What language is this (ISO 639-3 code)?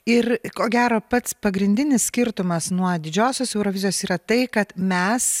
lit